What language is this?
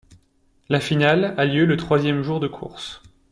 French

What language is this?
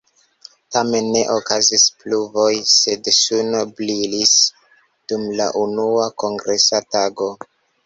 Esperanto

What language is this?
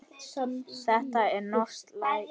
Icelandic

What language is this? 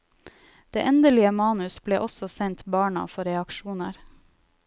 Norwegian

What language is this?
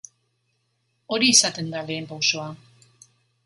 Basque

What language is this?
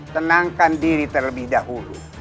Indonesian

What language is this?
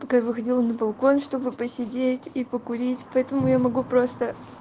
Russian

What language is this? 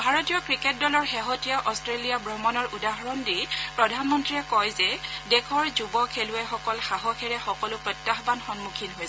Assamese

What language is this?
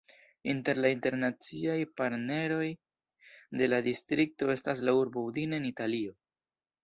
Esperanto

